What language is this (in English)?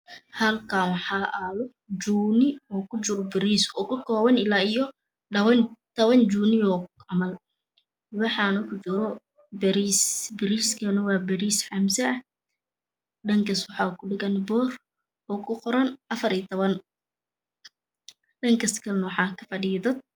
Somali